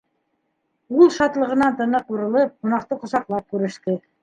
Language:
Bashkir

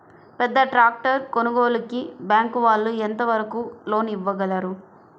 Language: Telugu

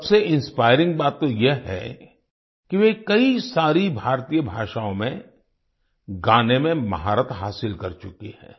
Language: Hindi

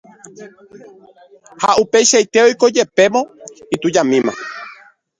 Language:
Guarani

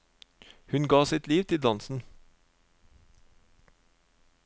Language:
Norwegian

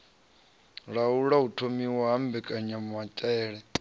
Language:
Venda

